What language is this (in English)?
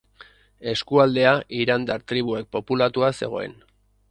Basque